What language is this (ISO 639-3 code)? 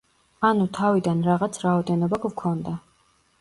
kat